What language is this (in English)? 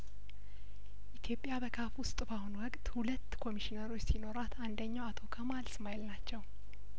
Amharic